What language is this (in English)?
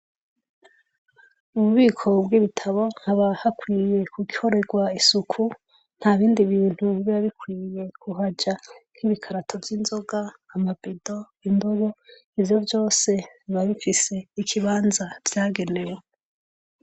Rundi